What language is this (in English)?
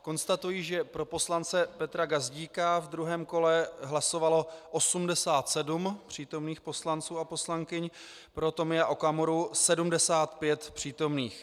Czech